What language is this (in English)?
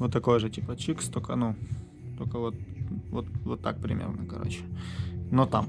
Russian